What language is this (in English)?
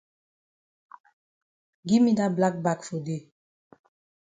Cameroon Pidgin